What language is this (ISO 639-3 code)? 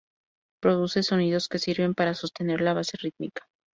spa